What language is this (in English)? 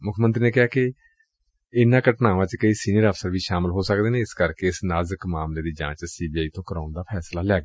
Punjabi